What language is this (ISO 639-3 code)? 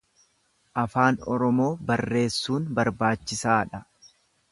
orm